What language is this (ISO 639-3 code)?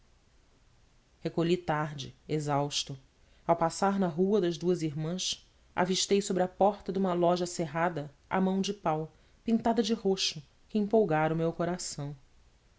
por